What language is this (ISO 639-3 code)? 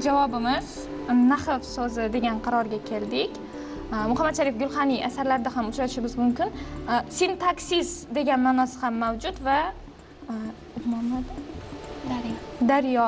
tur